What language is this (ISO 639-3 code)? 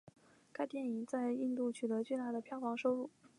zho